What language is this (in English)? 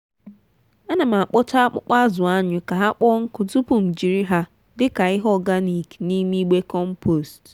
Igbo